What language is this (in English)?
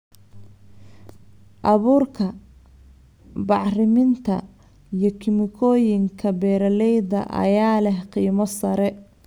Somali